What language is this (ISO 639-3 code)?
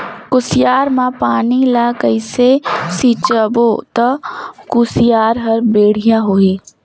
hne